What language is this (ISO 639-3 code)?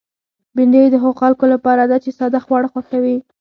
pus